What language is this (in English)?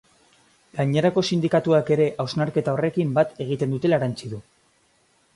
Basque